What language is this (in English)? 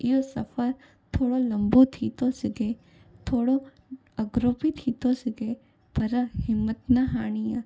Sindhi